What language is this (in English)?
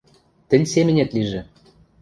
Western Mari